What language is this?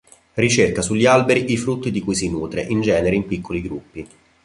Italian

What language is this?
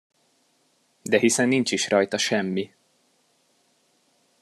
Hungarian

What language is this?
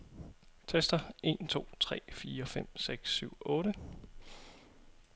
Danish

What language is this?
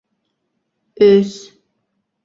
Bashkir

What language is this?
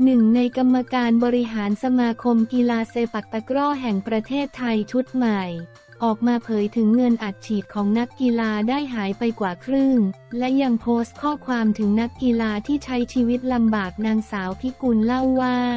Thai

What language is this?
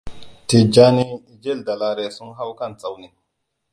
Hausa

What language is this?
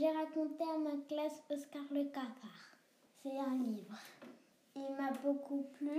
French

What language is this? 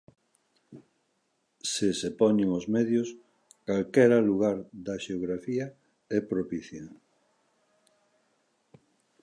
Galician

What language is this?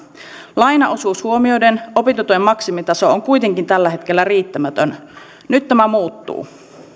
Finnish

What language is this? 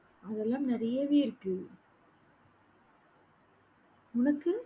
Tamil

